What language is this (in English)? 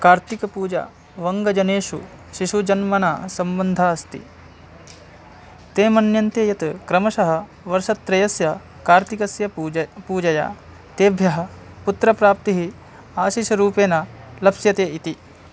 Sanskrit